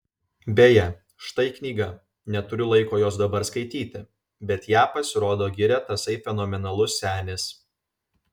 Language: Lithuanian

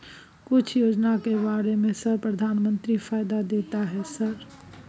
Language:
Maithili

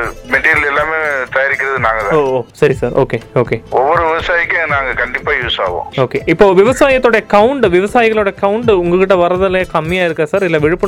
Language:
Tamil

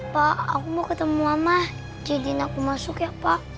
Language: Indonesian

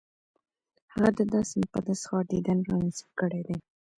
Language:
Pashto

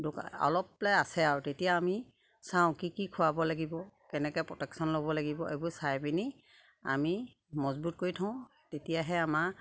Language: Assamese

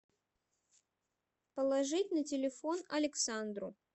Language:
Russian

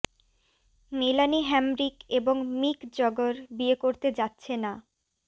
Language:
Bangla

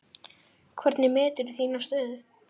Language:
Icelandic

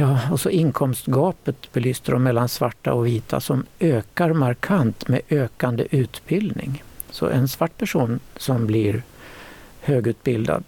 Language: Swedish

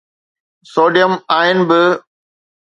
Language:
Sindhi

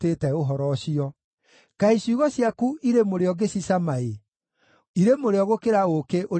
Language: Kikuyu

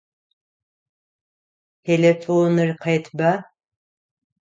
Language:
Adyghe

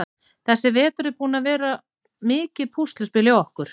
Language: Icelandic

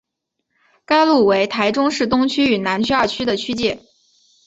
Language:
Chinese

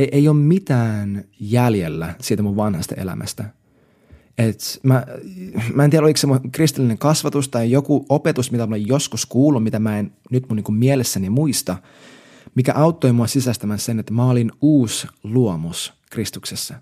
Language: Finnish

